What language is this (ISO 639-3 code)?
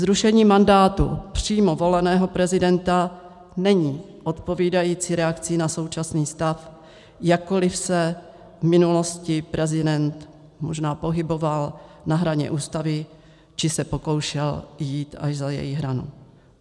ces